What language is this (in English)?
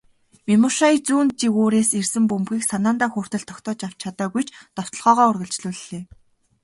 Mongolian